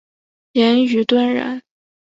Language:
Chinese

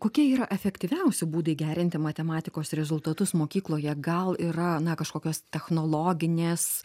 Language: Lithuanian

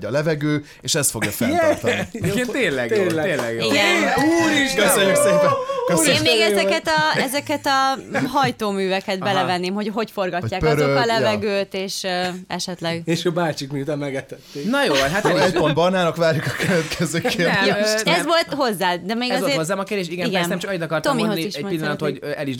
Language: Hungarian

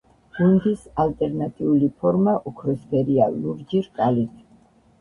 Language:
Georgian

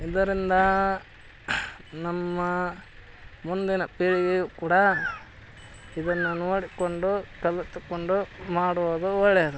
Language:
Kannada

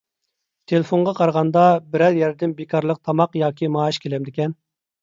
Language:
Uyghur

